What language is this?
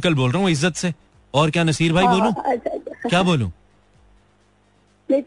Hindi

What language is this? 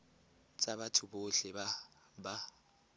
Tswana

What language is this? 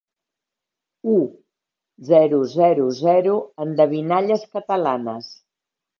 Catalan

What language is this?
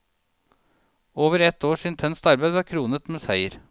Norwegian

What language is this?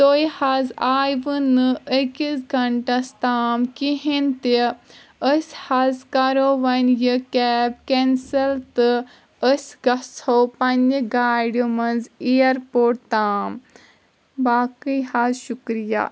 Kashmiri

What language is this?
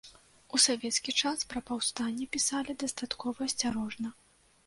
Belarusian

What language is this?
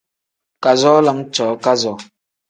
Tem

